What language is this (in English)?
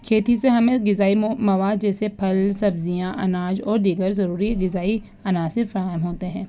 Urdu